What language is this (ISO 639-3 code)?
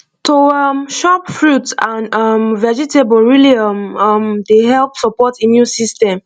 pcm